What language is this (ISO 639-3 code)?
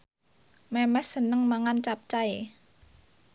jav